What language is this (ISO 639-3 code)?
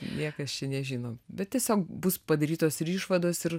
lit